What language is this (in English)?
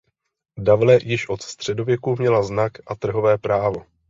Czech